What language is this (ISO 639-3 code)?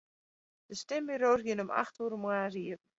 fry